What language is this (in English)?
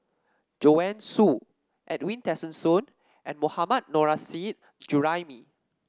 English